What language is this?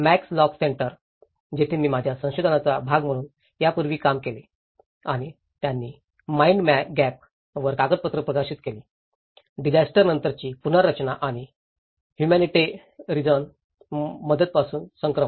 Marathi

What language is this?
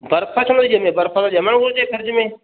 Sindhi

